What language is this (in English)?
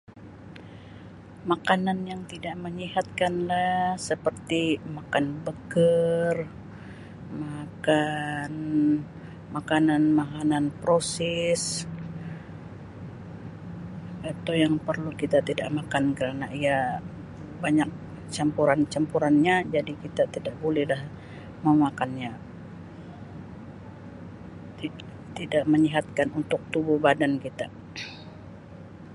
Sabah Malay